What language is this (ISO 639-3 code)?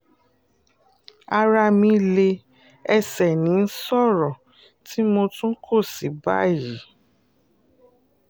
yor